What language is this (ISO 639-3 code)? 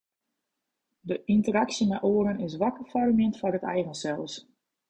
fry